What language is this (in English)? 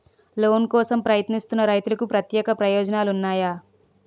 Telugu